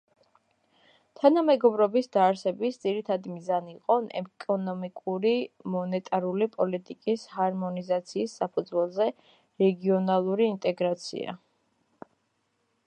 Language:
Georgian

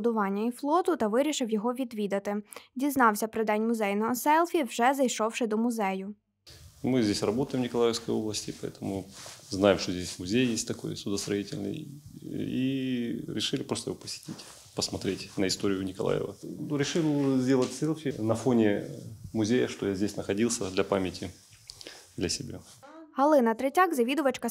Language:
Ukrainian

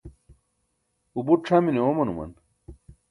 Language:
Burushaski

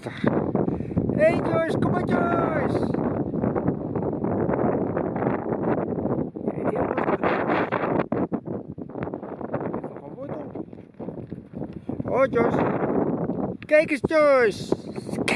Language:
Dutch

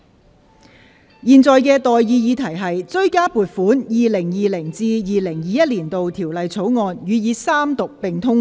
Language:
Cantonese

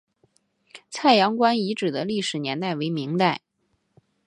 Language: Chinese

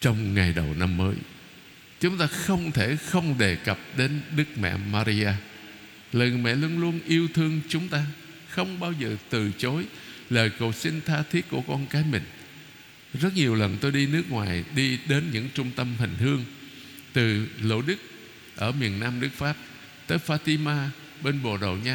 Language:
Vietnamese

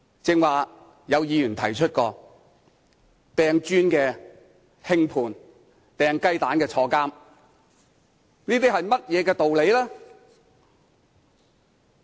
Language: Cantonese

